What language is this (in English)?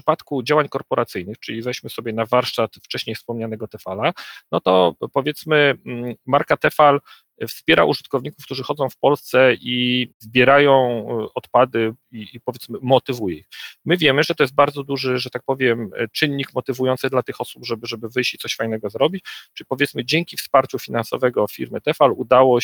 Polish